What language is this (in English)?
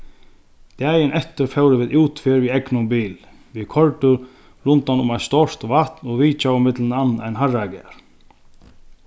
Faroese